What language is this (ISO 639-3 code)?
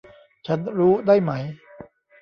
tha